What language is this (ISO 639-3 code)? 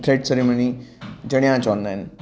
snd